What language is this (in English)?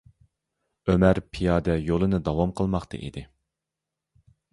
Uyghur